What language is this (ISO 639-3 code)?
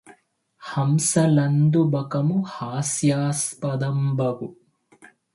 tel